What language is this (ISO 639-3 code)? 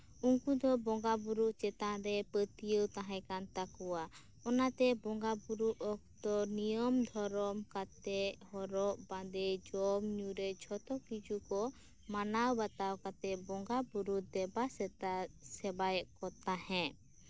sat